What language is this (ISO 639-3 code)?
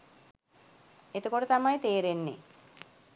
sin